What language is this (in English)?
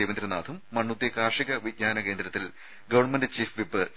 Malayalam